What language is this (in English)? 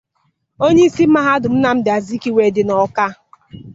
Igbo